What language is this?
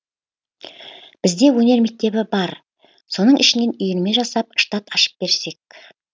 Kazakh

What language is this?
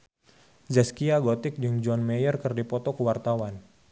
Sundanese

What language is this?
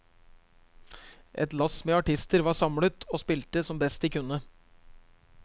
Norwegian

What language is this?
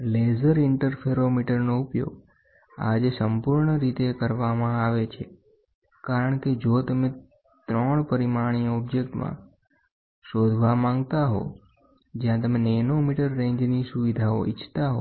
Gujarati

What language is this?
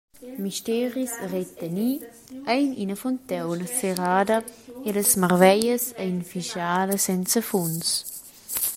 Romansh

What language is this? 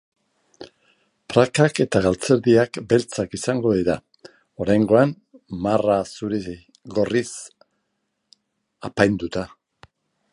Basque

